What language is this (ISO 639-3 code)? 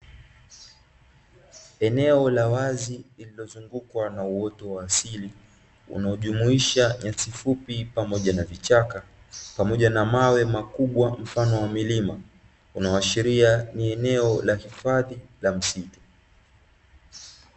swa